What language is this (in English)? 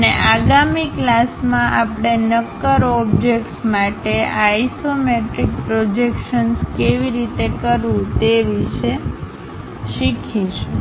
Gujarati